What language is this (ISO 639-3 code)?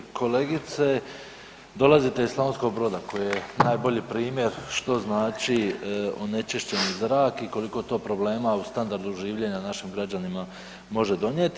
hrv